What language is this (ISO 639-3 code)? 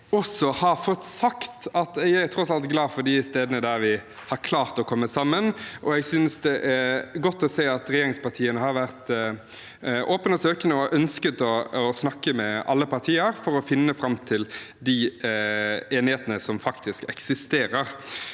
nor